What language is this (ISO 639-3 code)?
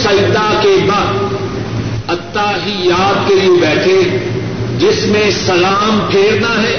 urd